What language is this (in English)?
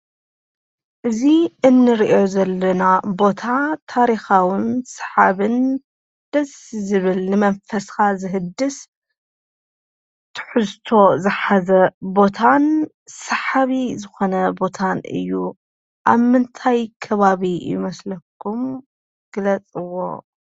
Tigrinya